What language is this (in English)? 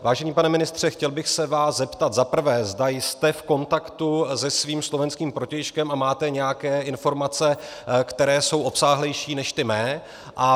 Czech